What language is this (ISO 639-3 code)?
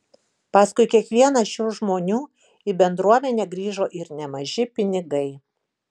lit